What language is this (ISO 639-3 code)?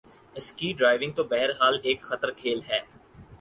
urd